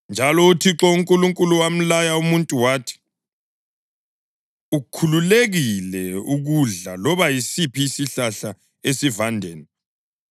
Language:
North Ndebele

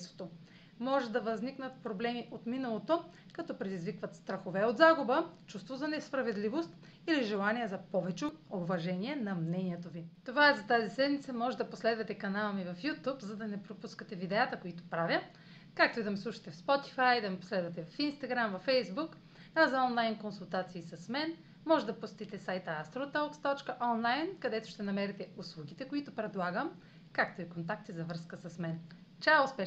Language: Bulgarian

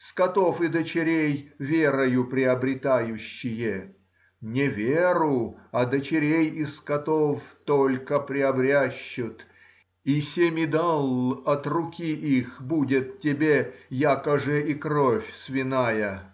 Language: Russian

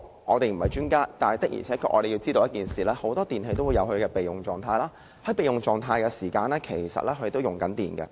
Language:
Cantonese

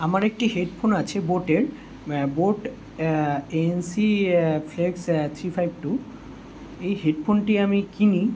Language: Bangla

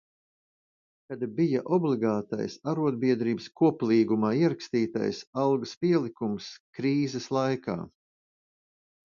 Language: Latvian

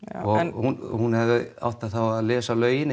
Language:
Icelandic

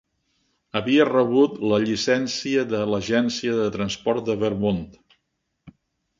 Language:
Catalan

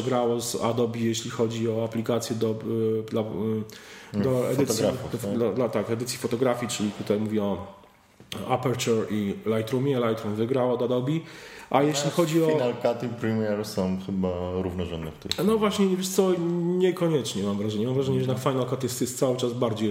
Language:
Polish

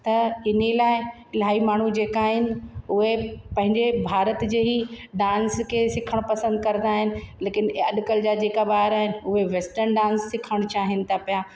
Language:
Sindhi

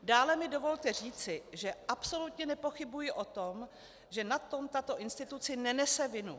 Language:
Czech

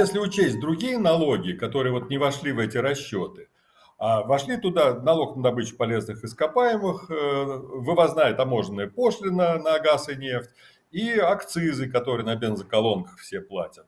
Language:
Russian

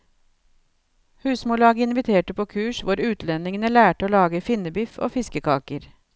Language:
Norwegian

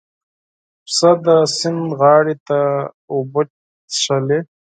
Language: Pashto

